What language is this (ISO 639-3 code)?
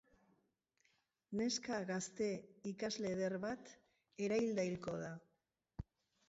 eus